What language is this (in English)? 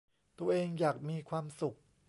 Thai